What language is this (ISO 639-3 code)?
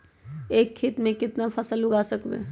mag